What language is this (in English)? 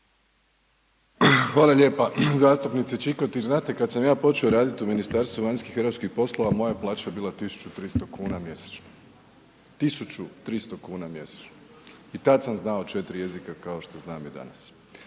Croatian